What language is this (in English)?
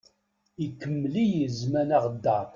Kabyle